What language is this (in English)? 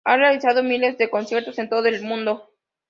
Spanish